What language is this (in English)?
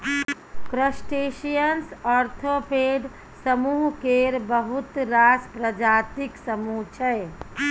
Maithili